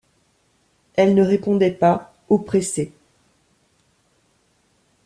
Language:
French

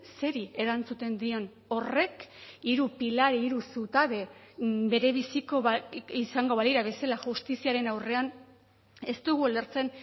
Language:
Basque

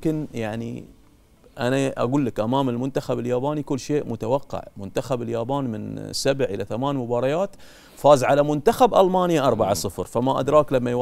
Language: Arabic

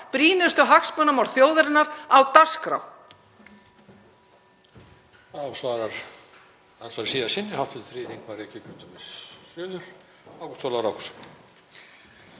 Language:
Icelandic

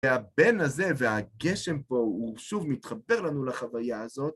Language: Hebrew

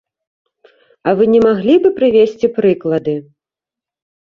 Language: Belarusian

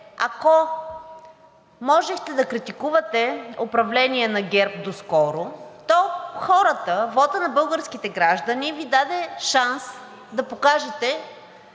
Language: Bulgarian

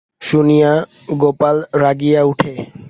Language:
Bangla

